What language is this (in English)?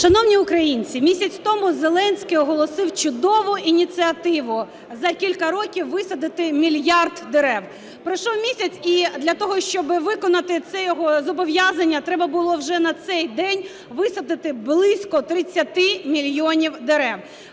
Ukrainian